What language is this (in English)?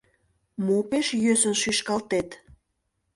Mari